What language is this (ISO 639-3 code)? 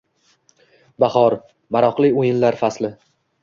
uzb